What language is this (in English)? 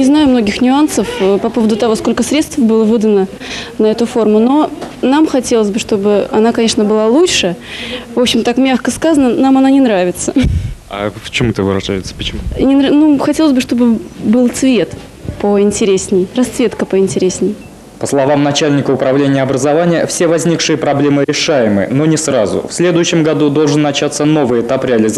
Russian